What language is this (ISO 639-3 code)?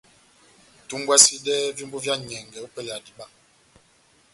bnm